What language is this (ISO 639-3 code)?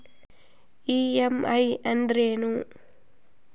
kan